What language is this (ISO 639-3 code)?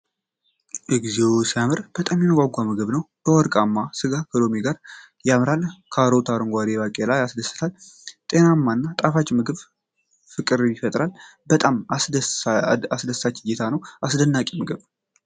amh